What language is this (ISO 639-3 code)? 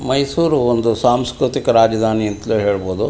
kan